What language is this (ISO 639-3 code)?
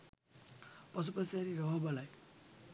sin